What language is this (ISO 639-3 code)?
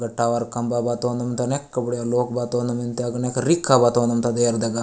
gon